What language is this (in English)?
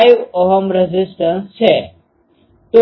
Gujarati